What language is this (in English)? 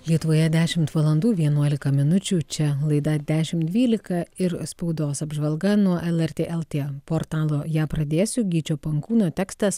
Lithuanian